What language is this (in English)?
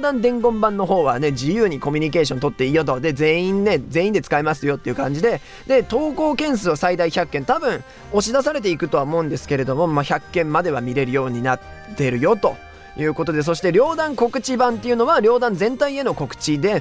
Japanese